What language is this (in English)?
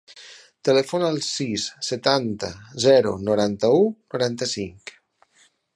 Catalan